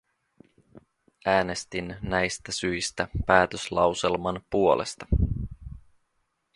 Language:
Finnish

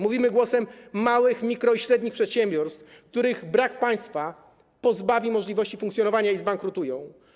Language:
Polish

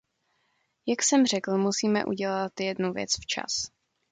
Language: Czech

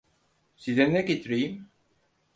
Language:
Turkish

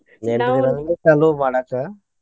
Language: Kannada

